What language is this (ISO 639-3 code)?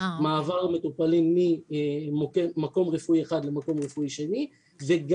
heb